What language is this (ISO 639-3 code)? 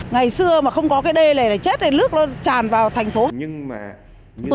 vie